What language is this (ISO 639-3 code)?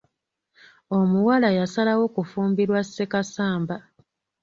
lug